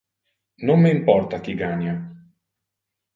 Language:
Interlingua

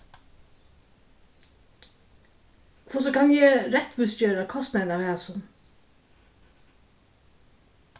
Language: Faroese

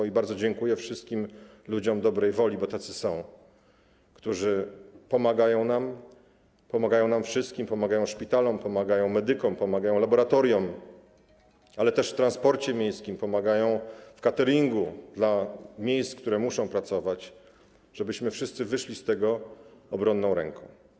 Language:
Polish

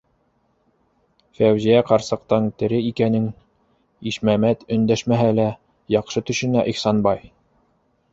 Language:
Bashkir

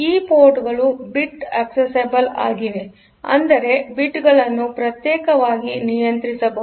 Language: Kannada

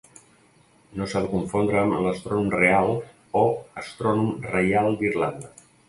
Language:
Catalan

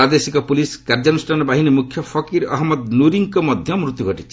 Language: Odia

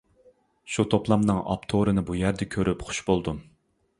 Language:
Uyghur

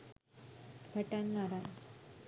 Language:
Sinhala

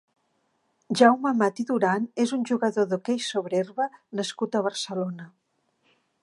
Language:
Catalan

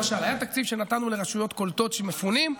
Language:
Hebrew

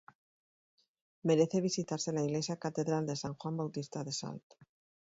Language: Spanish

